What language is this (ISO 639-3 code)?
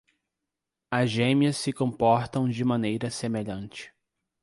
por